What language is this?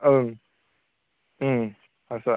Bodo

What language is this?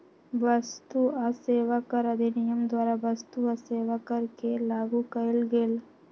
Magahi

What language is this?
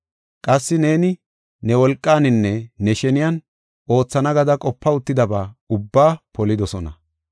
Gofa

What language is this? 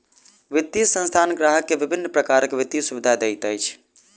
Maithili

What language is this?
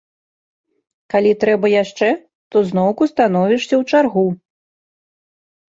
Belarusian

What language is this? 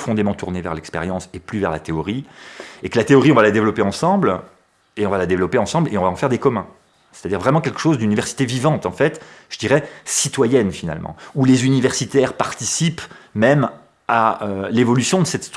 French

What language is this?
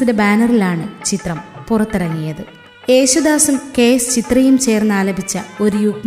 Malayalam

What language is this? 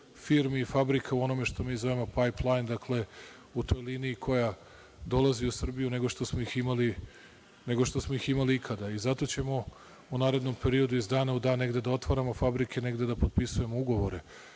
Serbian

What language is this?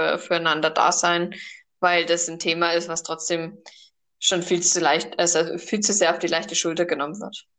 German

